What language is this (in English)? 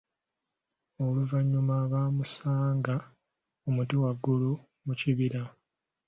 Ganda